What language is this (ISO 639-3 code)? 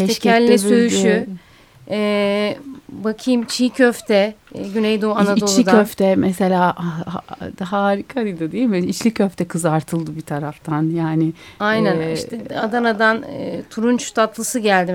tur